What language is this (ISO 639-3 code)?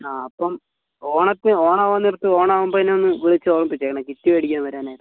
mal